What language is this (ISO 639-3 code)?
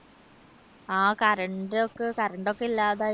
mal